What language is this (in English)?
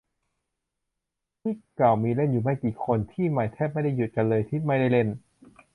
Thai